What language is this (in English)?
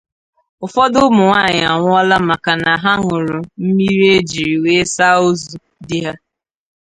Igbo